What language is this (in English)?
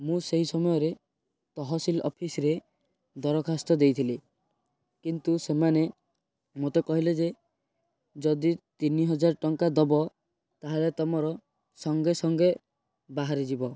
Odia